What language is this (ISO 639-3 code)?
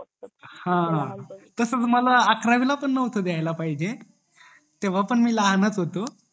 mar